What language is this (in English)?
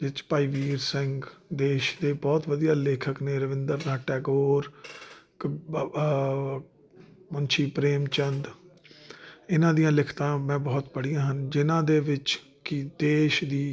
Punjabi